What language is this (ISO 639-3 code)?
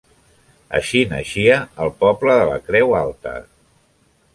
cat